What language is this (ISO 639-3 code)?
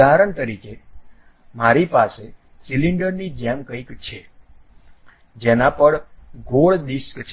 guj